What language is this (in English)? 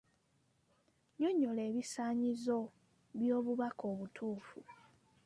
Ganda